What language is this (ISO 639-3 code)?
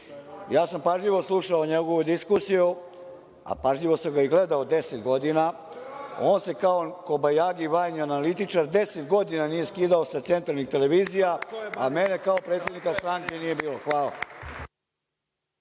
srp